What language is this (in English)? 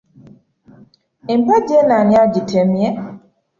Ganda